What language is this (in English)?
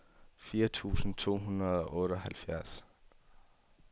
Danish